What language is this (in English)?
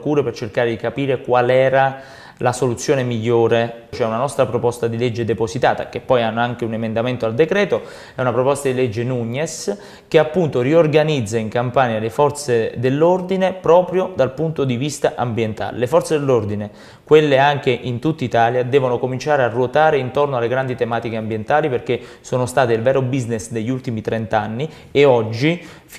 Italian